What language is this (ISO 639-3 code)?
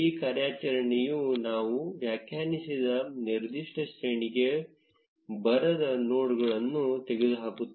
kan